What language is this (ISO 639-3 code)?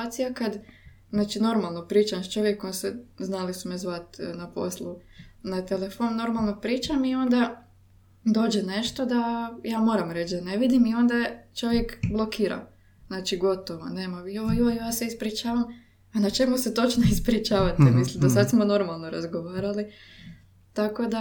hrv